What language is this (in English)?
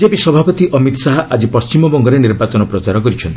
Odia